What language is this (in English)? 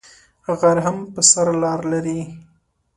Pashto